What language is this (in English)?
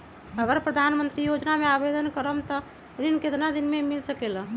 Magahi